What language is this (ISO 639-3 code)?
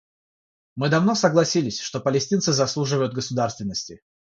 rus